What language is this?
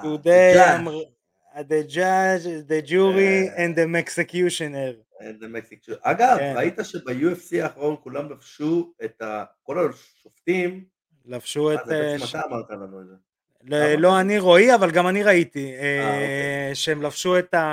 Hebrew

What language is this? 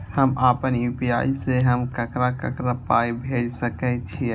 Maithili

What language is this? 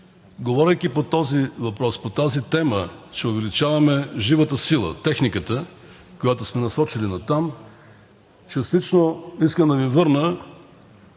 Bulgarian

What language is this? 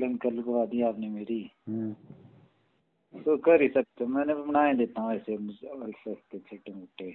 Hindi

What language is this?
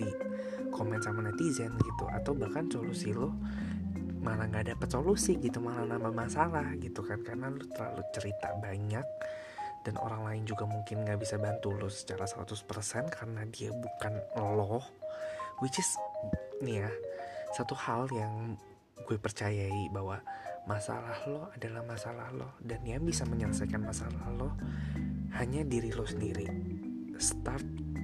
Indonesian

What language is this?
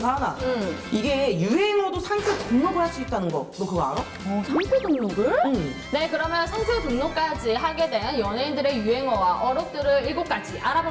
Korean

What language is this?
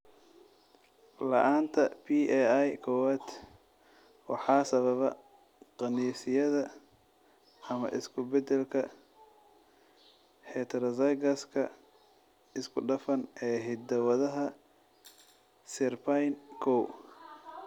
Somali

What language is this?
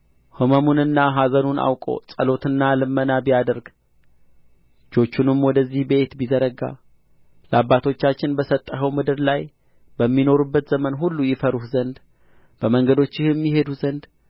Amharic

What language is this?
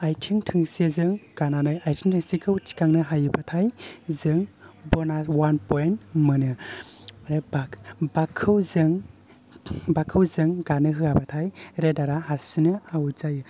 Bodo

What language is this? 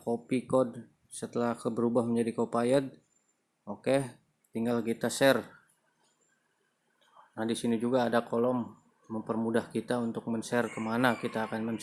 Indonesian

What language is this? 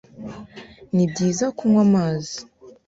Kinyarwanda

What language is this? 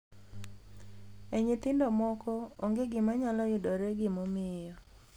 Luo (Kenya and Tanzania)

